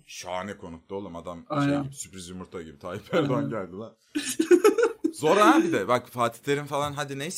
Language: Turkish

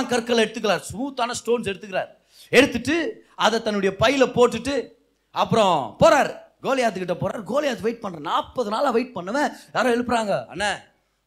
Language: Tamil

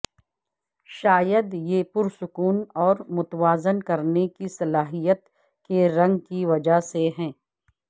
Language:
Urdu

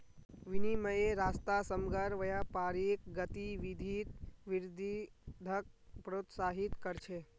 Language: Magahi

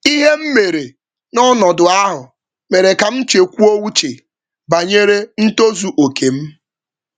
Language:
Igbo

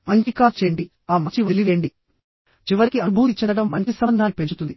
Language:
Telugu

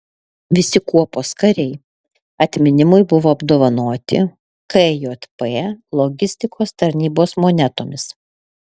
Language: Lithuanian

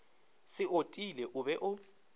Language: Northern Sotho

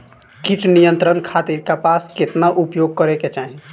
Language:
Bhojpuri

